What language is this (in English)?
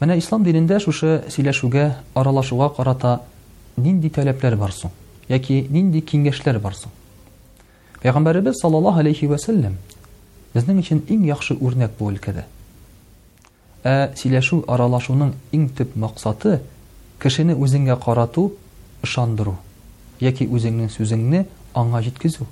Russian